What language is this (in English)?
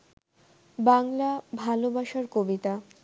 Bangla